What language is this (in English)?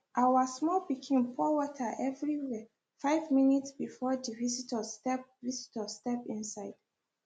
Nigerian Pidgin